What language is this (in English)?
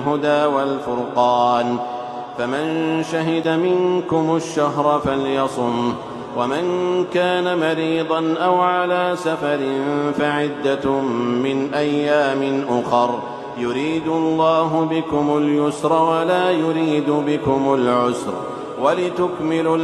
Arabic